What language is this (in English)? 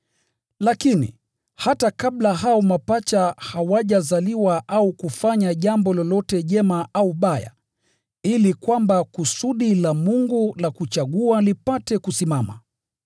Swahili